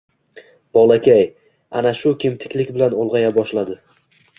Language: Uzbek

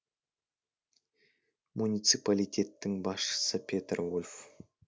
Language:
Kazakh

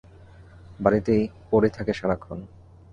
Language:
Bangla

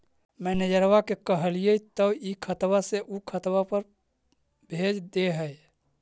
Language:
Magahi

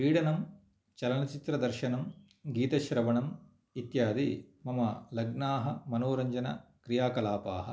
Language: Sanskrit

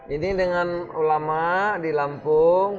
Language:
Indonesian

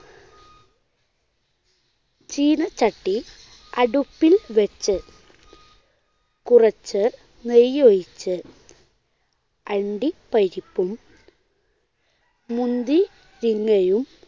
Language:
Malayalam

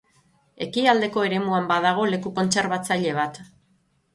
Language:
Basque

